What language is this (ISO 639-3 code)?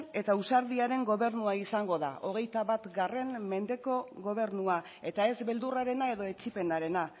eus